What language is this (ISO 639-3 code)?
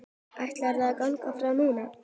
isl